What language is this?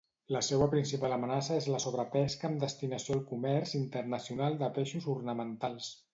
Catalan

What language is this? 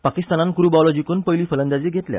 Konkani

